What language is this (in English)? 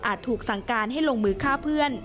Thai